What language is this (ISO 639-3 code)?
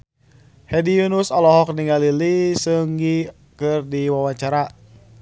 sun